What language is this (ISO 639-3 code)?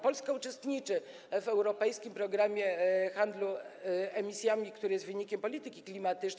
pol